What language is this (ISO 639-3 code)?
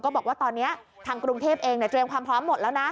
tha